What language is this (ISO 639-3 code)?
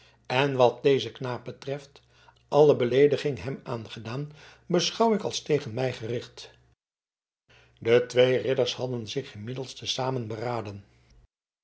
nld